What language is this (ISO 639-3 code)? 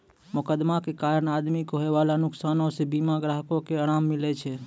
mai